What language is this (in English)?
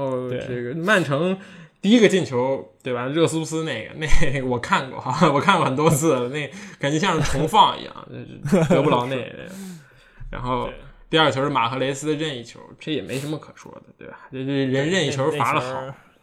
Chinese